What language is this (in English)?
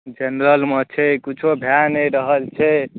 Maithili